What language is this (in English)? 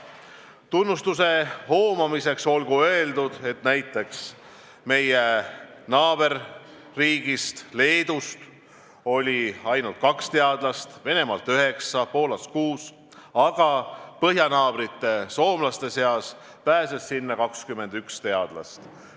Estonian